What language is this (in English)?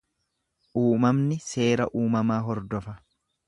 Oromo